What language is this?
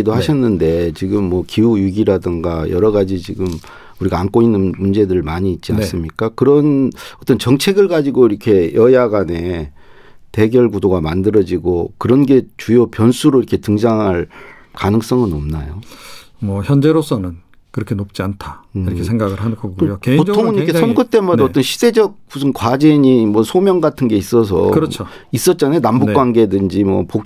Korean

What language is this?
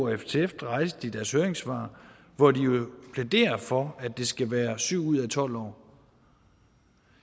Danish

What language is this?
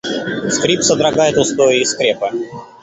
Russian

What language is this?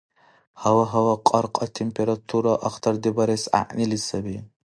Dargwa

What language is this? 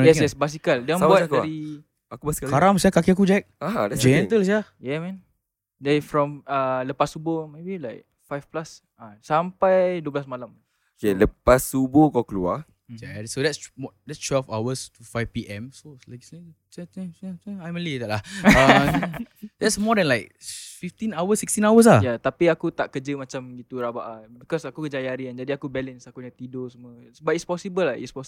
Malay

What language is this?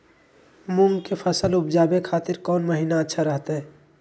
Magahi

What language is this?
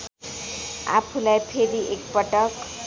Nepali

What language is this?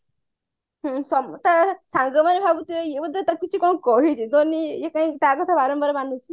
Odia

